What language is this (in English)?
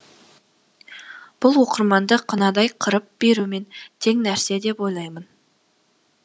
Kazakh